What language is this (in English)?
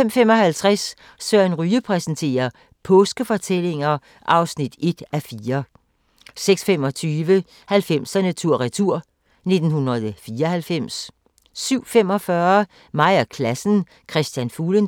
Danish